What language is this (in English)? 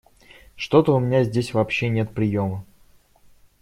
Russian